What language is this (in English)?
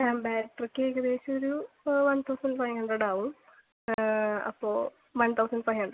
Malayalam